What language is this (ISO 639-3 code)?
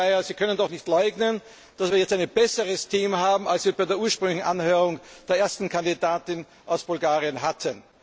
deu